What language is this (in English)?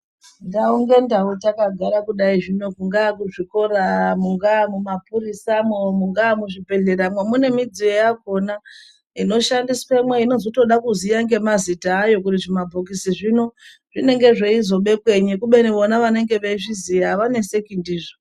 Ndau